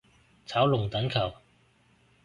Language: Cantonese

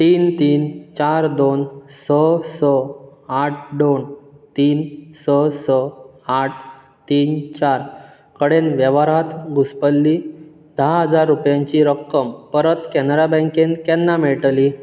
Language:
Konkani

